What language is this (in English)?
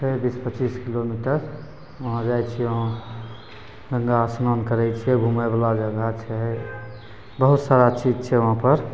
Maithili